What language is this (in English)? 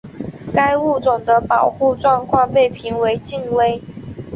Chinese